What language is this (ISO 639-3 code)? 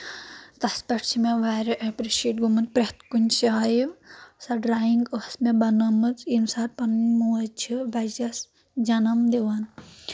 kas